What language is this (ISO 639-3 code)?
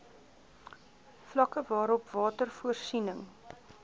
afr